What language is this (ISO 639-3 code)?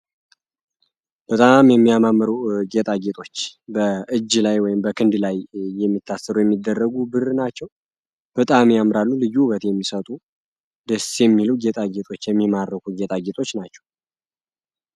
amh